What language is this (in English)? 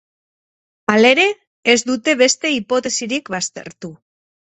Basque